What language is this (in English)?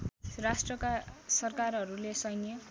Nepali